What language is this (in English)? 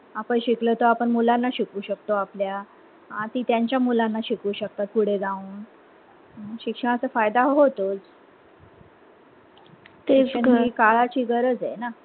Marathi